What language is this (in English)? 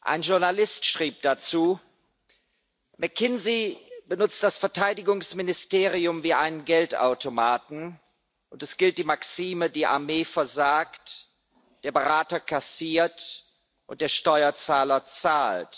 German